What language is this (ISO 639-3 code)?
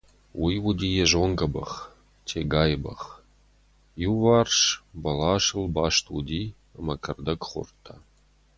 oss